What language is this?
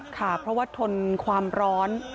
Thai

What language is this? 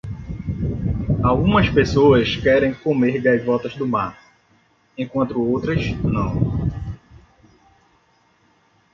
Portuguese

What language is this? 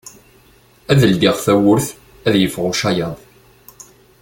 Kabyle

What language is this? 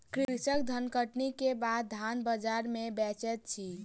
Maithili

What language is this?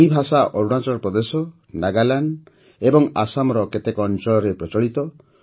Odia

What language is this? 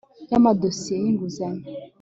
Kinyarwanda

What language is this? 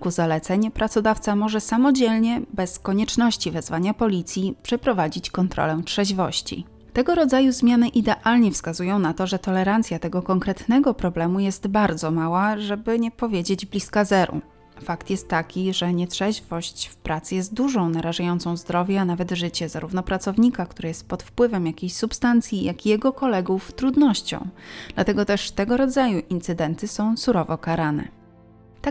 Polish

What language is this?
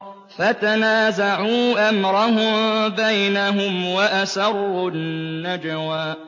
Arabic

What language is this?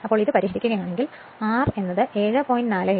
Malayalam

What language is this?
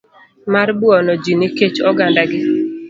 Luo (Kenya and Tanzania)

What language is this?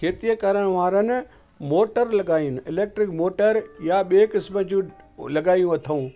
Sindhi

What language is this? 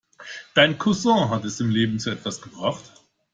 German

